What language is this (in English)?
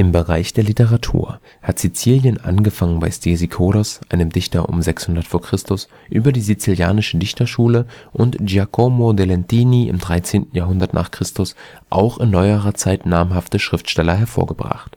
German